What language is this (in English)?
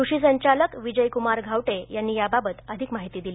Marathi